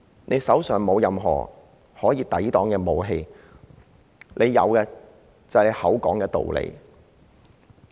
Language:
Cantonese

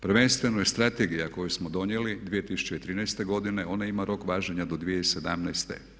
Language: Croatian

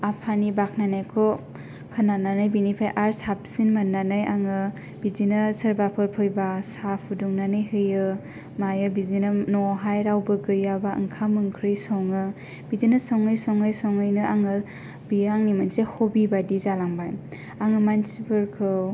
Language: Bodo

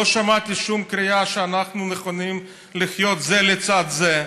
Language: Hebrew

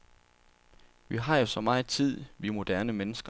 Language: Danish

